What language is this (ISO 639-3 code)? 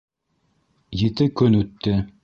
bak